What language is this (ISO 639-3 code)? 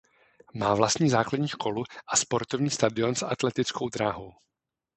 ces